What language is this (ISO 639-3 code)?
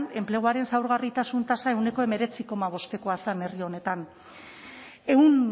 eus